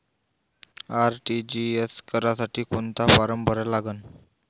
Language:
Marathi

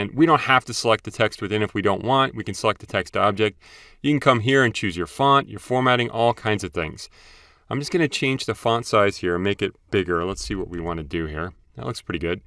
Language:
English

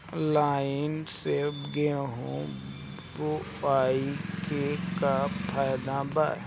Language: Bhojpuri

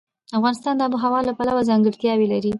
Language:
Pashto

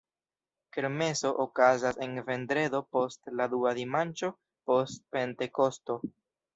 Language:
Esperanto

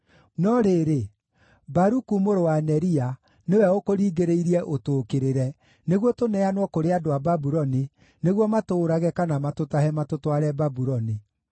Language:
Kikuyu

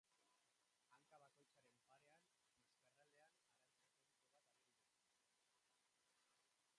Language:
Basque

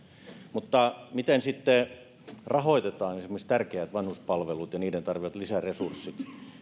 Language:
Finnish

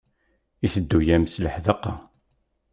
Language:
Kabyle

